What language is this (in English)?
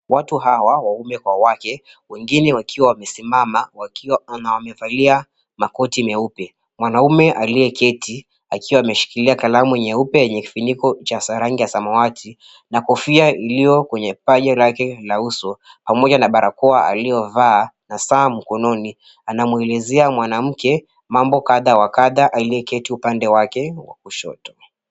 Swahili